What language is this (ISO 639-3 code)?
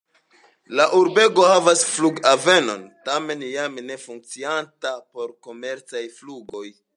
epo